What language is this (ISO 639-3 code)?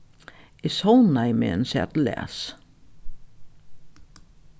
fao